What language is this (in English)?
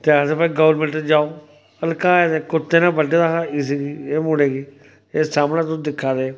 Dogri